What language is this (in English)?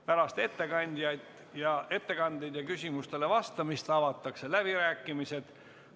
Estonian